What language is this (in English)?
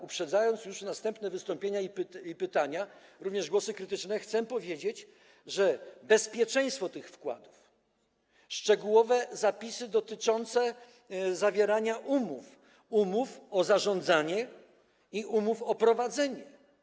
Polish